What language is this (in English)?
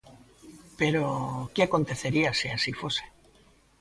Galician